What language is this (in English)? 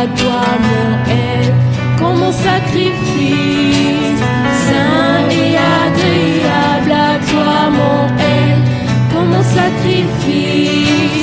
Indonesian